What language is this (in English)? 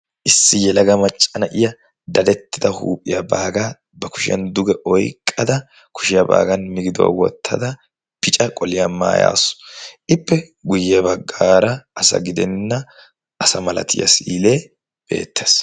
Wolaytta